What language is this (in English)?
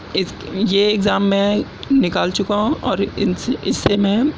Urdu